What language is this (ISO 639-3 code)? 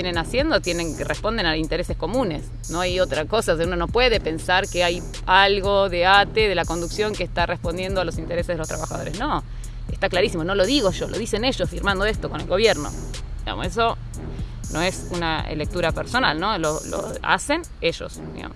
spa